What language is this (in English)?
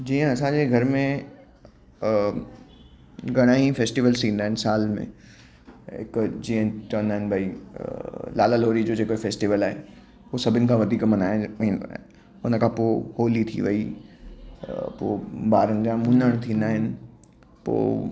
Sindhi